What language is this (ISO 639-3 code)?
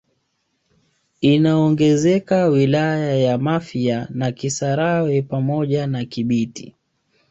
swa